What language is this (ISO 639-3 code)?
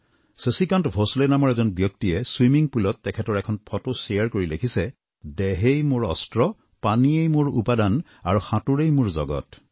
asm